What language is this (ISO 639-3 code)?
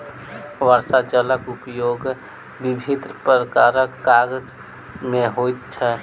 mai